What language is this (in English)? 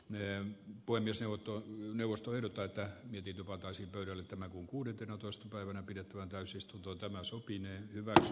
Finnish